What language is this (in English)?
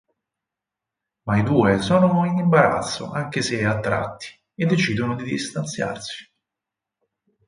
Italian